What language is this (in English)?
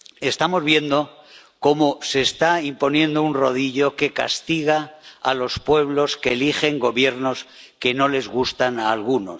Spanish